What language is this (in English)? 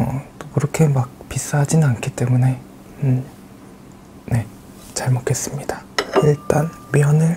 Korean